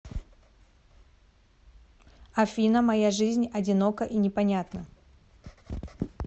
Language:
Russian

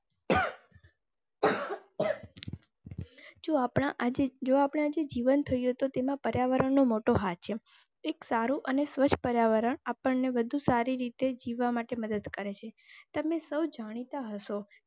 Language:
Gujarati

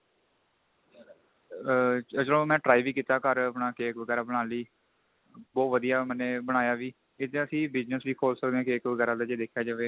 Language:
Punjabi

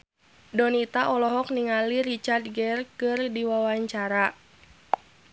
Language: Sundanese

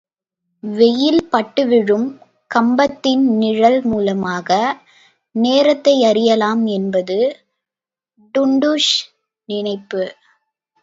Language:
Tamil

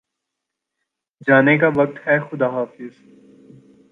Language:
Urdu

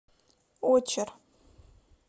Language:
Russian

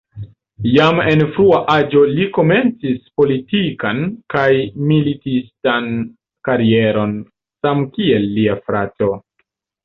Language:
Esperanto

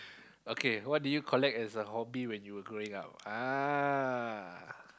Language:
English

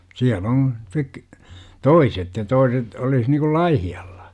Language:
Finnish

